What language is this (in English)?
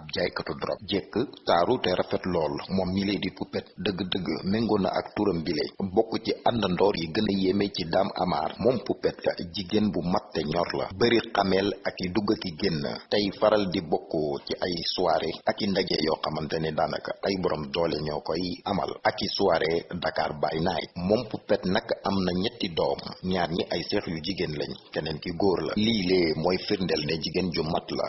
French